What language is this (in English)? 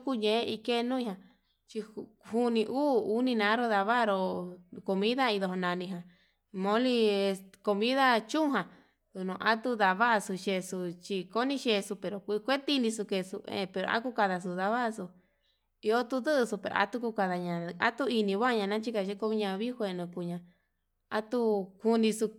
Yutanduchi Mixtec